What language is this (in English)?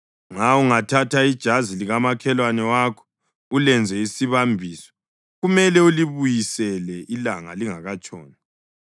North Ndebele